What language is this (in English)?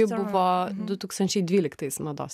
Lithuanian